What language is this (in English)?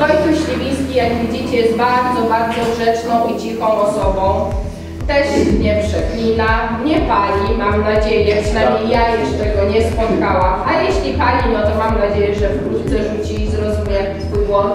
Polish